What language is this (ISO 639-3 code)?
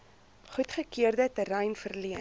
afr